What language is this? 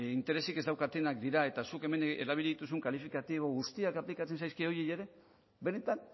Basque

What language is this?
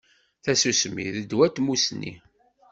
Kabyle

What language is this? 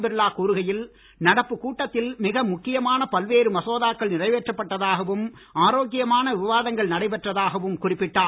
Tamil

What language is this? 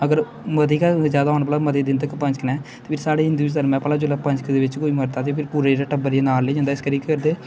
Dogri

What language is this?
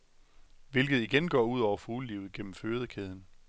Danish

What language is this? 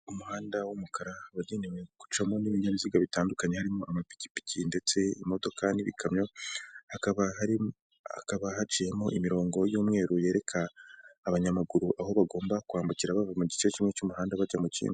Kinyarwanda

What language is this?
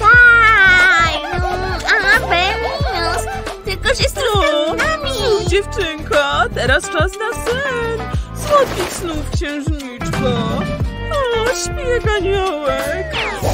Polish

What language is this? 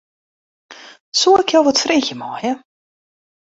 Western Frisian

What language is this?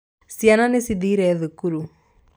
Kikuyu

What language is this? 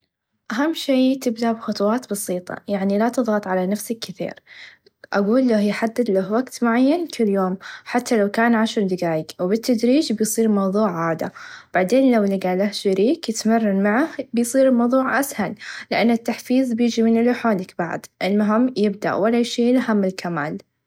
Najdi Arabic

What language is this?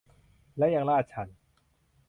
Thai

